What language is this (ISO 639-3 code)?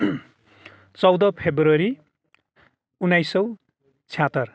nep